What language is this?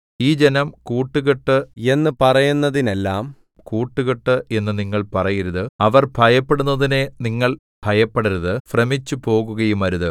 Malayalam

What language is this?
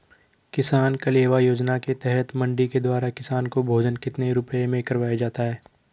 Hindi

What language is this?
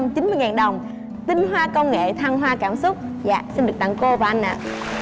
Vietnamese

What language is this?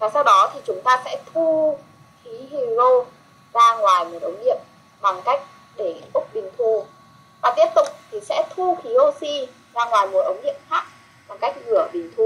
Vietnamese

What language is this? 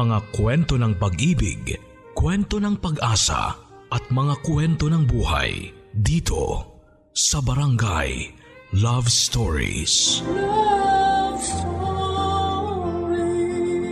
Filipino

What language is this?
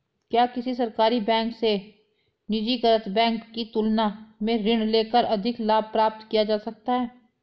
Hindi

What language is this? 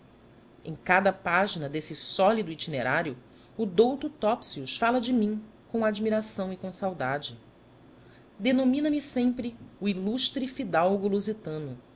Portuguese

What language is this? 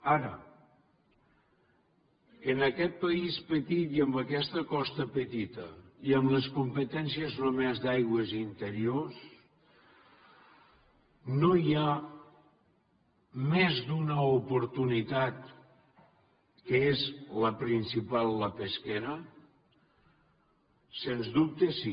Catalan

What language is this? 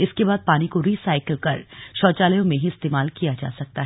Hindi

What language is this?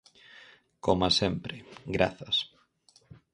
Galician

